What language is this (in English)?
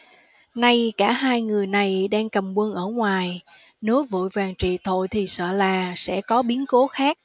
Vietnamese